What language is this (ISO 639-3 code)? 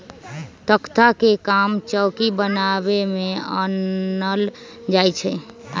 mag